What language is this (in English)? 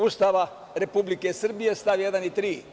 Serbian